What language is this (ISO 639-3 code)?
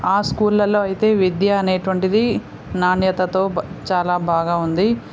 tel